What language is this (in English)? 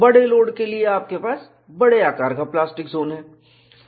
Hindi